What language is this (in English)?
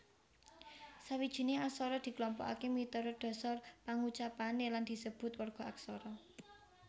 Javanese